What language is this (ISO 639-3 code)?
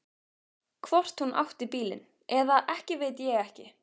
isl